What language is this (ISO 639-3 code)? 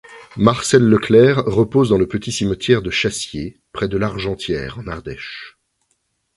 fra